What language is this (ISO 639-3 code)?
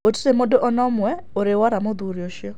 kik